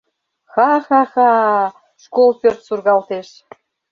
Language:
Mari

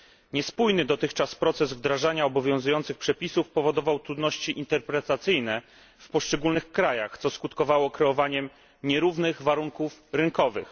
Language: Polish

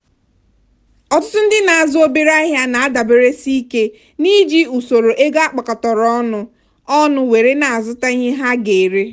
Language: Igbo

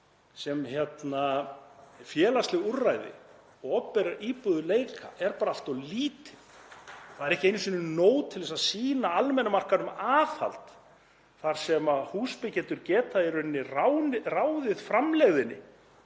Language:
Icelandic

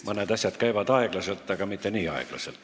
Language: Estonian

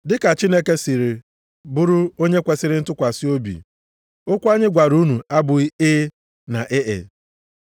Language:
Igbo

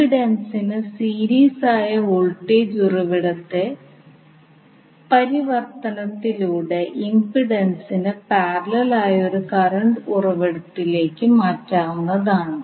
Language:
Malayalam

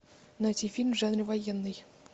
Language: Russian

